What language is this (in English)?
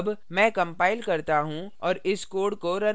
Hindi